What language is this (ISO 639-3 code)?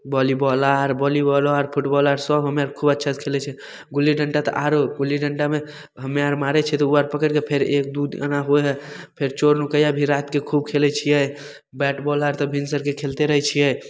mai